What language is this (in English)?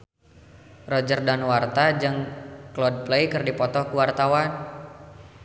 Sundanese